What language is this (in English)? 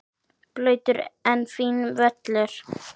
Icelandic